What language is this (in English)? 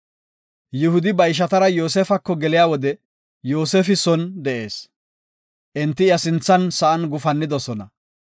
Gofa